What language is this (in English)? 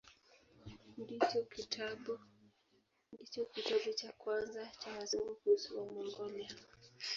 Swahili